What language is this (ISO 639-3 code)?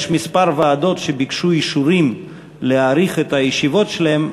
heb